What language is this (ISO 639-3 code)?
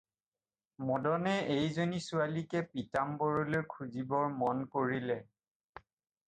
asm